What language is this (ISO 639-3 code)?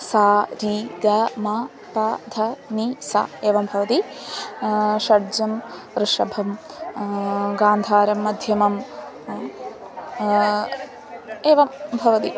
san